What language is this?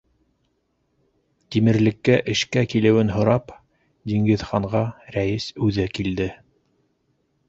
Bashkir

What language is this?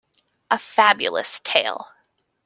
English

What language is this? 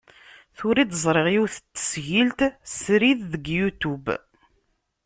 Kabyle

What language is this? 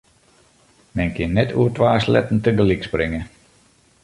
Western Frisian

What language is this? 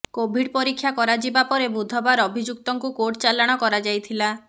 Odia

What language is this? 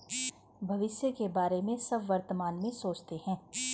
Hindi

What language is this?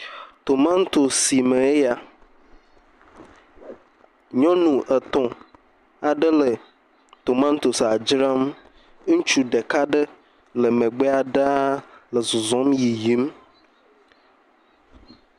Ewe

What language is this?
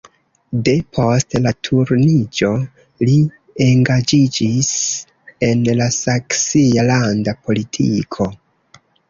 Esperanto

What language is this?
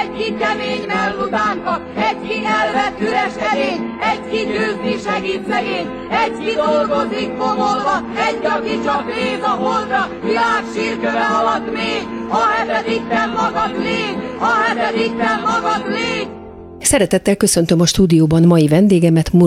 Hungarian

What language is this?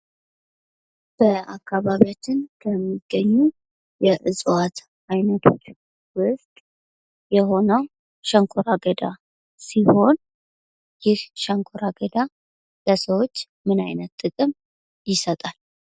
Amharic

